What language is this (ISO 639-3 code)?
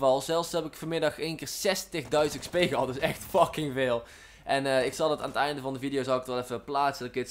nld